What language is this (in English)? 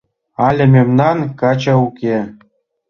Mari